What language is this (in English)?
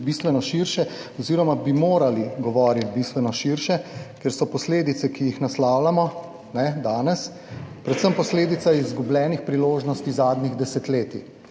Slovenian